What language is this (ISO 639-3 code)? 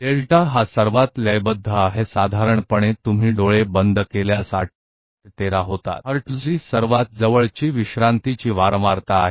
hin